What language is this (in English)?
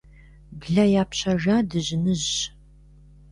Kabardian